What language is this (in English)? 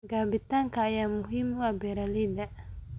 Somali